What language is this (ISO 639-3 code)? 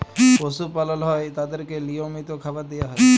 ben